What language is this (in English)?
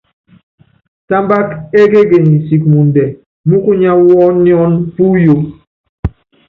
Yangben